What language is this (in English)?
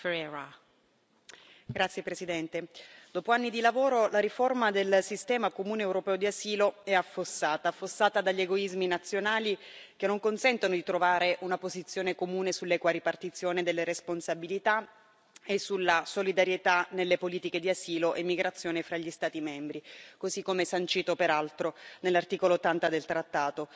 Italian